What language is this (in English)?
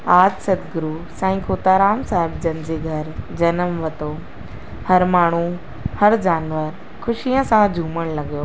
Sindhi